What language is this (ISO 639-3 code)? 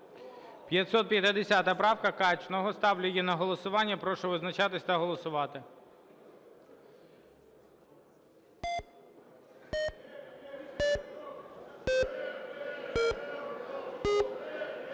ukr